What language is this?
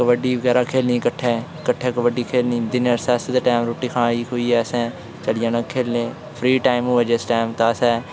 Dogri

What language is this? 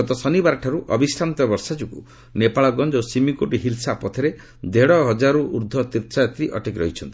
Odia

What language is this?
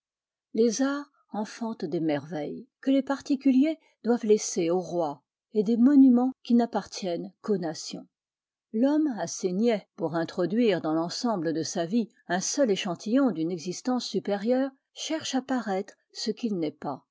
French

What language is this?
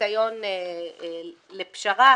Hebrew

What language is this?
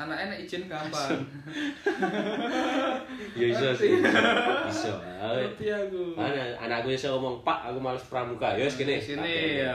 Indonesian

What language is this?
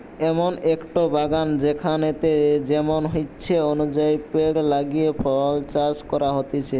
Bangla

